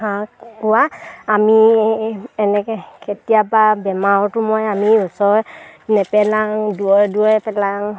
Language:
Assamese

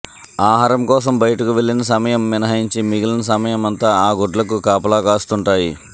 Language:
Telugu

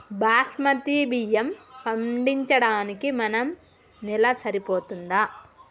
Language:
Telugu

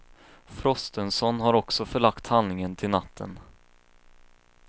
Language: Swedish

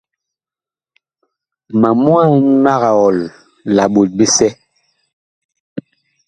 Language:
Bakoko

